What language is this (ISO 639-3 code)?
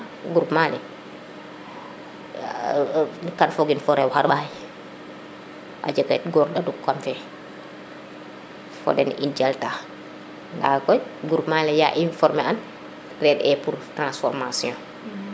srr